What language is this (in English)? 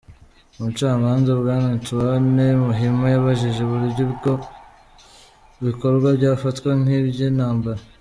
Kinyarwanda